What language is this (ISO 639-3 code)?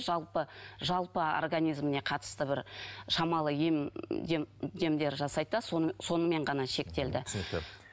kaz